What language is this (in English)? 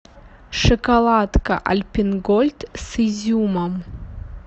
Russian